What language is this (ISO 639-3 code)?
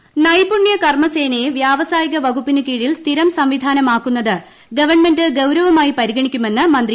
mal